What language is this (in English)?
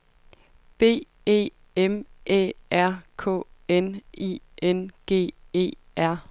Danish